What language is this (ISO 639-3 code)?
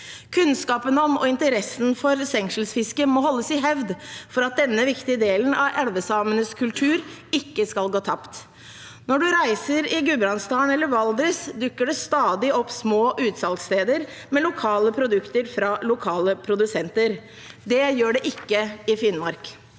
nor